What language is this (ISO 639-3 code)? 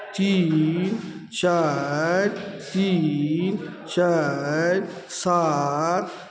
mai